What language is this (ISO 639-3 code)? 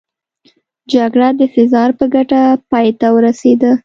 pus